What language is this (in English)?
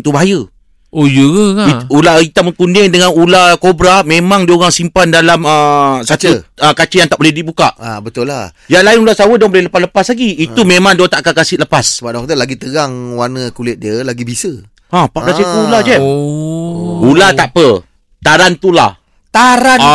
Malay